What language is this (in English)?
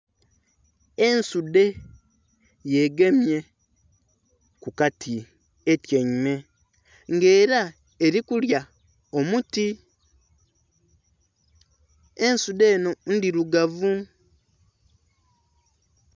Soga